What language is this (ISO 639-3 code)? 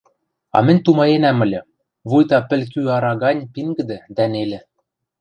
mrj